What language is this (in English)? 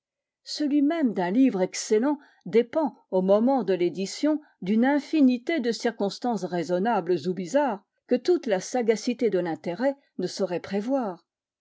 French